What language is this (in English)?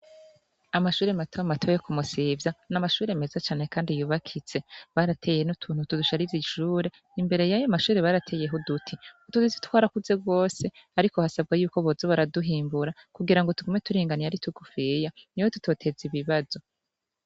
Rundi